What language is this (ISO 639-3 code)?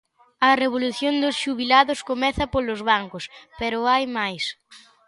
glg